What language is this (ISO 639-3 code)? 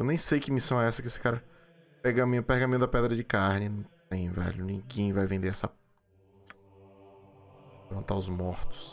por